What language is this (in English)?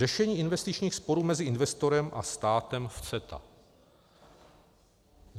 Czech